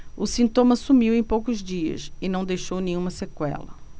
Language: Portuguese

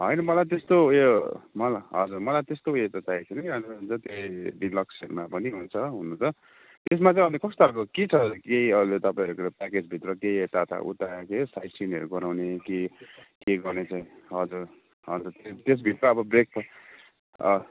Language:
Nepali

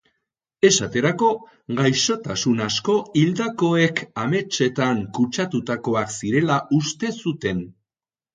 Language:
Basque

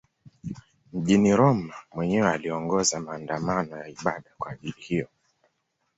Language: Swahili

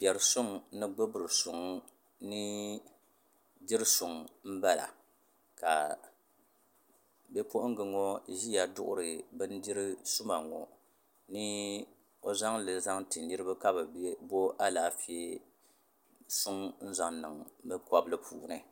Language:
Dagbani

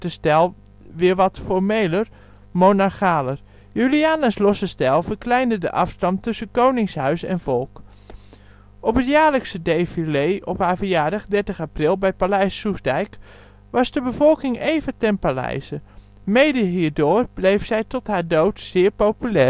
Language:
Dutch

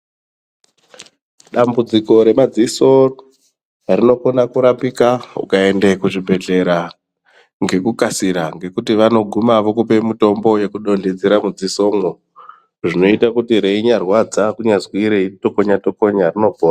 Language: Ndau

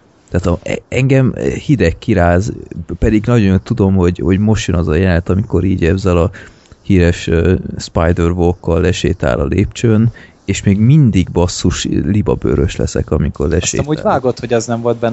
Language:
Hungarian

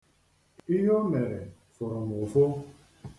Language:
Igbo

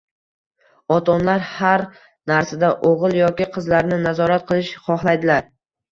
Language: Uzbek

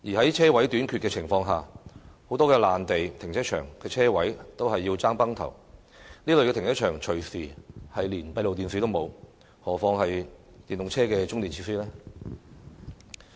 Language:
Cantonese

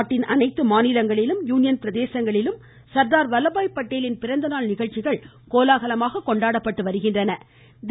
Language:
Tamil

